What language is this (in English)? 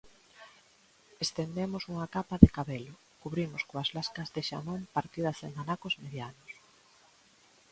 Galician